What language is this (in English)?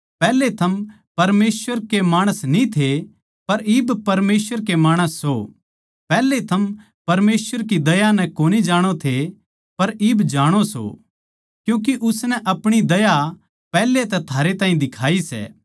Haryanvi